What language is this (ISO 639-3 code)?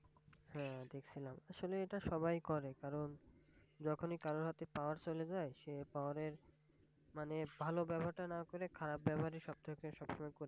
ben